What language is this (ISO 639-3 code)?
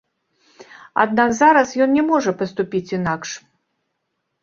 bel